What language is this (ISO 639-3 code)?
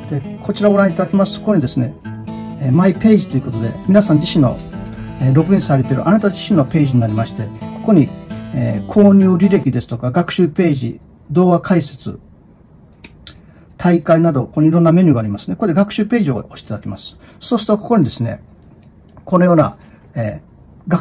jpn